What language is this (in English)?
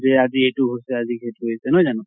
Assamese